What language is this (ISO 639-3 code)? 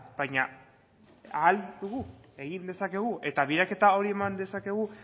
eus